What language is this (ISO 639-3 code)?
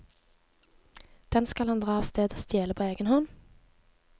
nor